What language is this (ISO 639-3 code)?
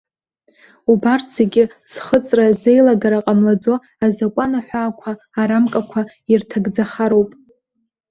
abk